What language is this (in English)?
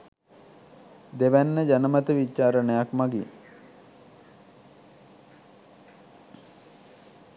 Sinhala